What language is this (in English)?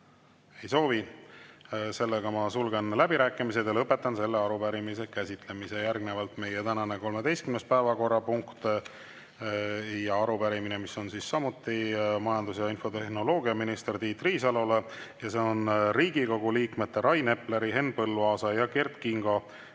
Estonian